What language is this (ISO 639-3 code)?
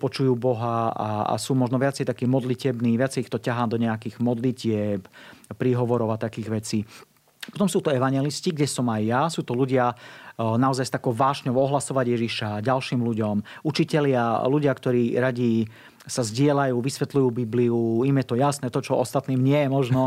slk